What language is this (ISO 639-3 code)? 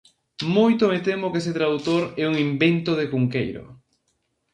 glg